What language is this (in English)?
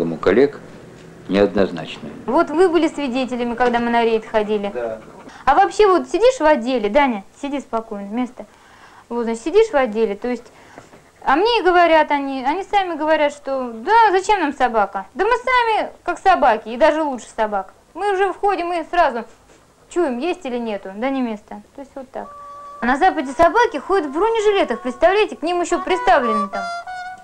Russian